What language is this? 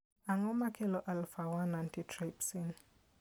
Luo (Kenya and Tanzania)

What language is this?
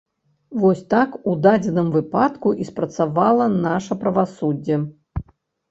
Belarusian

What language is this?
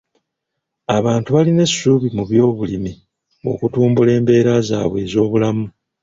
Ganda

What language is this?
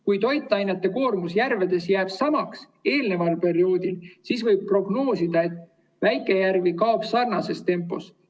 Estonian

